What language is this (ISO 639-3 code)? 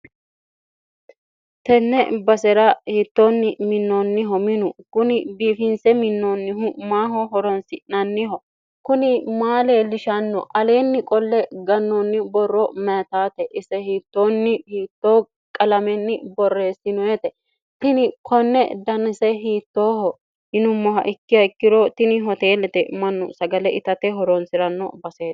sid